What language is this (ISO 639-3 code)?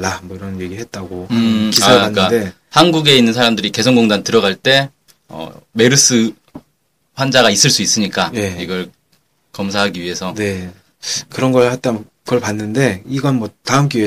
kor